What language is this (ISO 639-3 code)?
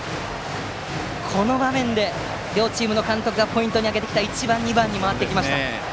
jpn